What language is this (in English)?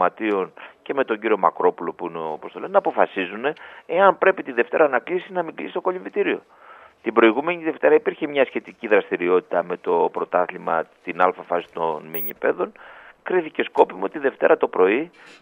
Greek